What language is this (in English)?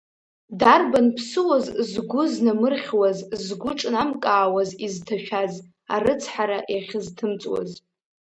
Abkhazian